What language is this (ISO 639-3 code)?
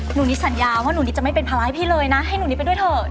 tha